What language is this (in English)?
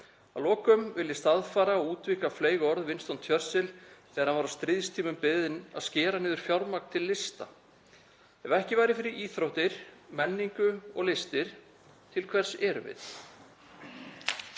Icelandic